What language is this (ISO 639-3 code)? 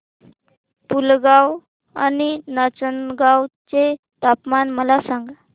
mar